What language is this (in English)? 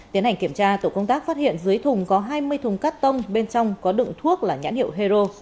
Vietnamese